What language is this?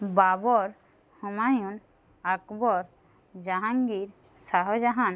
Bangla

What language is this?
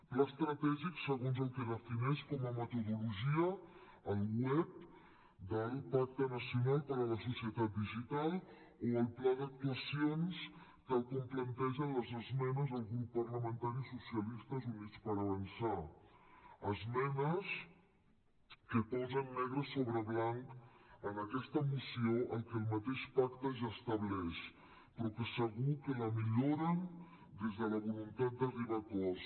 Catalan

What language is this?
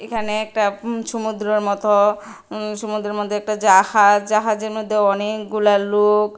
Bangla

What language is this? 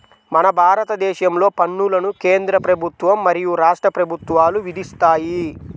Telugu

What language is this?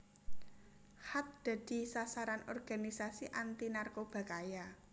Javanese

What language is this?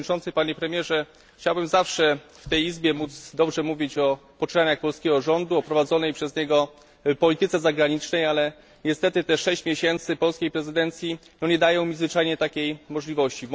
Polish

